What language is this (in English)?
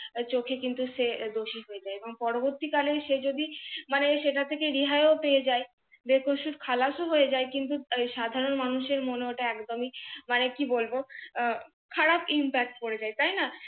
Bangla